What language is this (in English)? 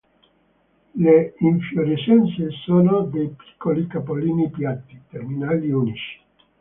Italian